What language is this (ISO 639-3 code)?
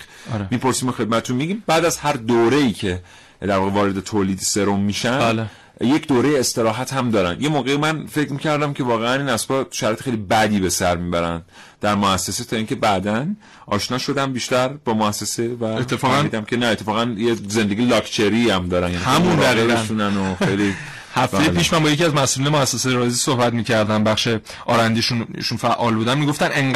fas